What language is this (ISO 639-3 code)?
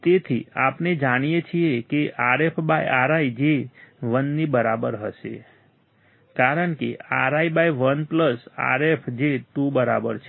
guj